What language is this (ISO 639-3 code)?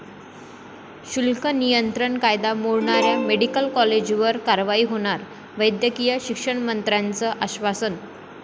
mar